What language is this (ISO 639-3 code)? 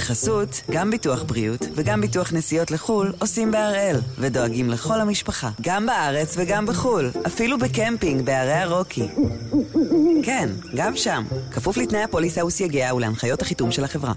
heb